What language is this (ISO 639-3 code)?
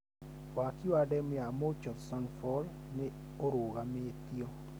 kik